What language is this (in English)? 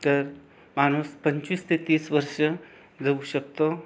Marathi